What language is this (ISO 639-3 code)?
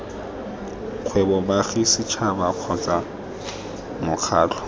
tsn